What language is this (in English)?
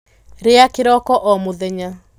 Kikuyu